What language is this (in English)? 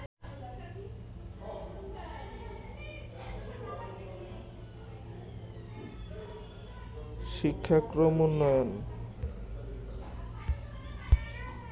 Bangla